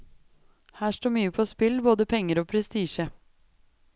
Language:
Norwegian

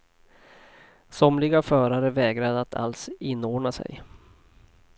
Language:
Swedish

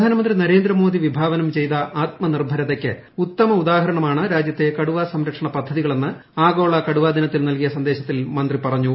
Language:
Malayalam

